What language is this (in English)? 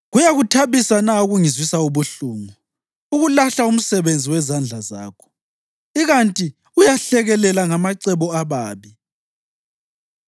North Ndebele